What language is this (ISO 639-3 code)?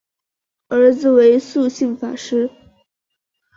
zho